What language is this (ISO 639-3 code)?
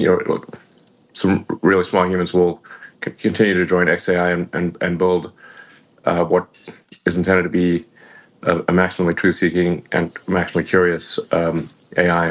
eng